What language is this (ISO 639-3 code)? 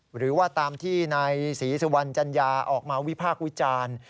tha